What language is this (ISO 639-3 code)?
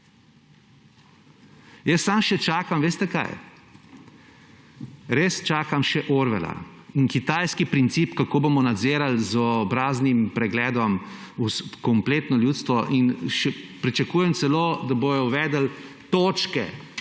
slv